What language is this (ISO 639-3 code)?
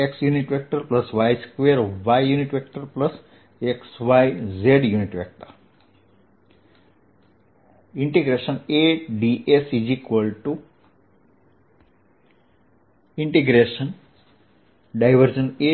guj